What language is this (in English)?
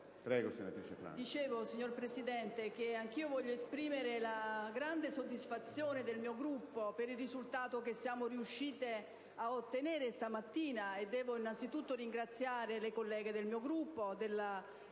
Italian